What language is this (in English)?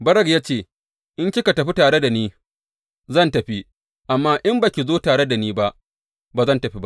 Hausa